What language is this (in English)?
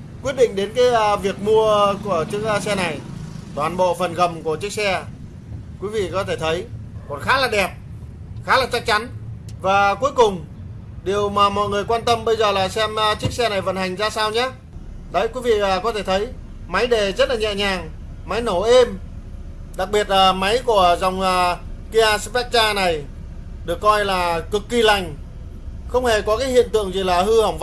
Vietnamese